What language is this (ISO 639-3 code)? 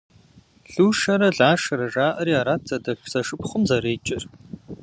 kbd